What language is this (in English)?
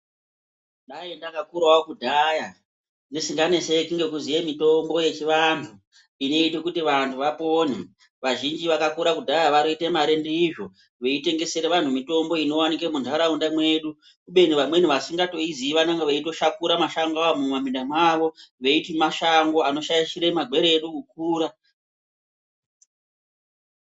Ndau